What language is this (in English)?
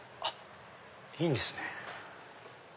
Japanese